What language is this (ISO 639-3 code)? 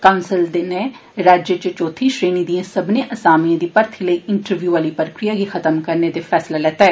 doi